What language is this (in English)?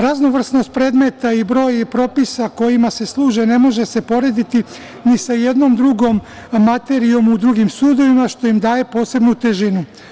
Serbian